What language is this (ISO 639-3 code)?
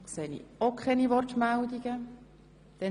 gsw